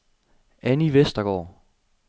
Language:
Danish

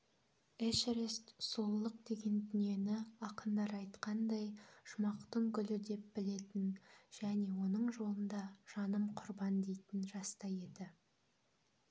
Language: Kazakh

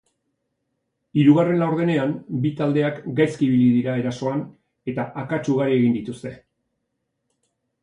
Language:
Basque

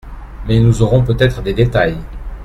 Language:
French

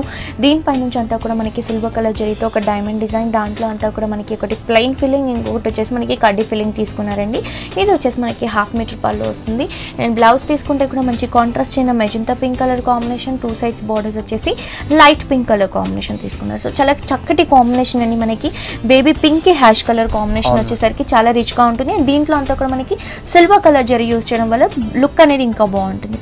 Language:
Telugu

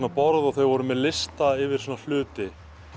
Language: Icelandic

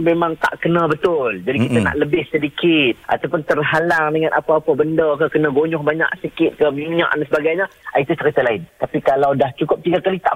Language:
Malay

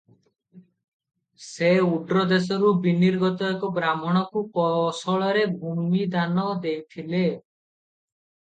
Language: Odia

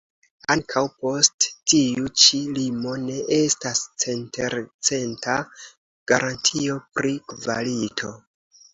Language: Esperanto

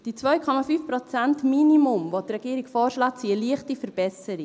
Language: Swiss German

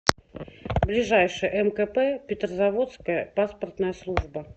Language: Russian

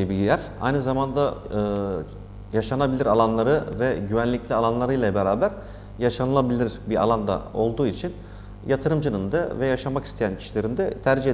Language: Turkish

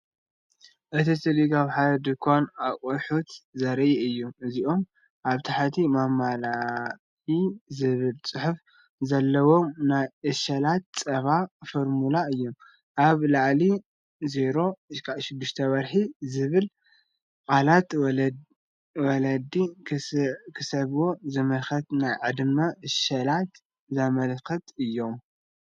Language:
Tigrinya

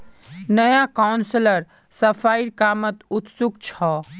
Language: Magahi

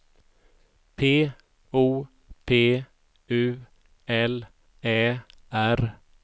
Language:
Swedish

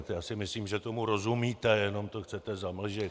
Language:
Czech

